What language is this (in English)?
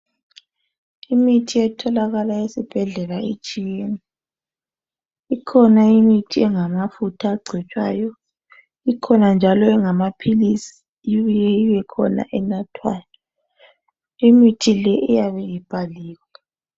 North Ndebele